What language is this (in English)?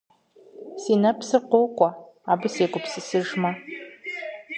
Kabardian